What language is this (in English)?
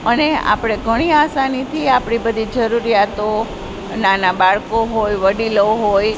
Gujarati